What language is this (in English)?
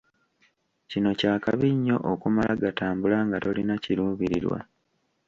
Ganda